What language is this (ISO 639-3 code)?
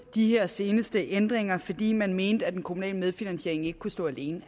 dan